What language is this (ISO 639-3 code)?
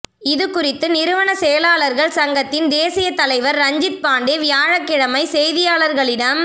tam